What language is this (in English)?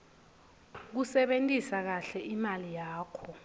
Swati